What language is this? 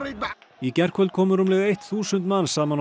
Icelandic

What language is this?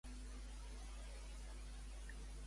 Catalan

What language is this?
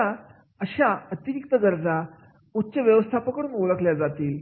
Marathi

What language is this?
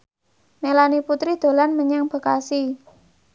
Javanese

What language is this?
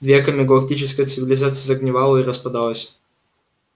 Russian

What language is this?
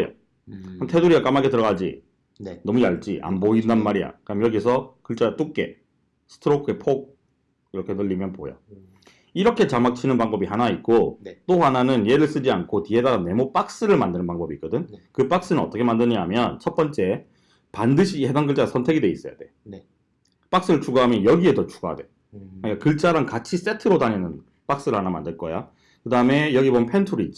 Korean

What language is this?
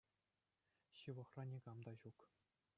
Chuvash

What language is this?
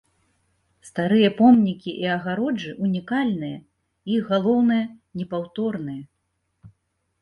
Belarusian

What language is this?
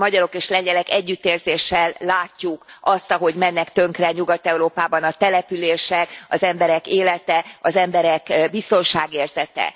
Hungarian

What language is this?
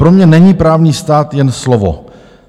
Czech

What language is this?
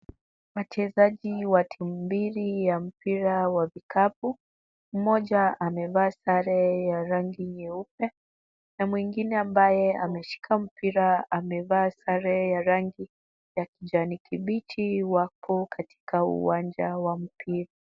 Swahili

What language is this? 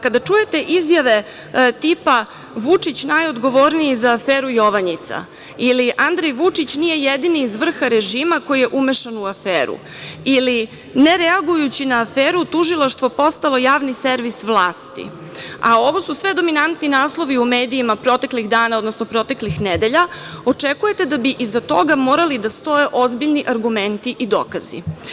Serbian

